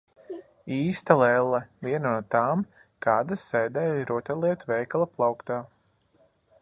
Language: Latvian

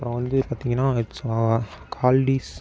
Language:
Tamil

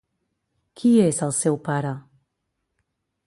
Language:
Catalan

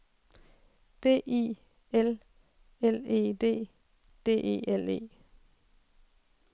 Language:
Danish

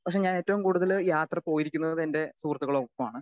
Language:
Malayalam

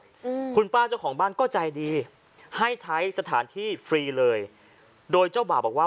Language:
Thai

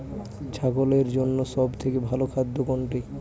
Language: Bangla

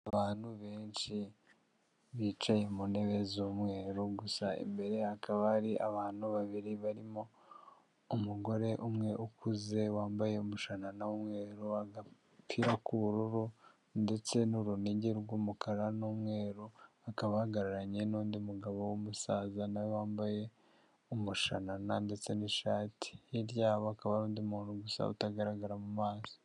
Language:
Kinyarwanda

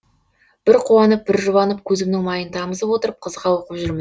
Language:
Kazakh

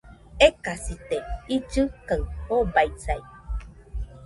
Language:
Nüpode Huitoto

